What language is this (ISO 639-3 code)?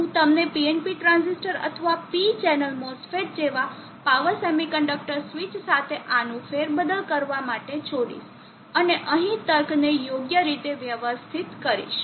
guj